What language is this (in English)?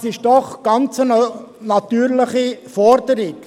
Swiss German